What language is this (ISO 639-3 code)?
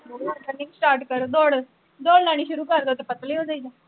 pan